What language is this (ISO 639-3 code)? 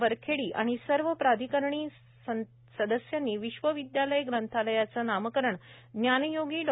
mar